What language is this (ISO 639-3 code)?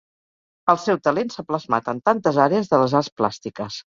cat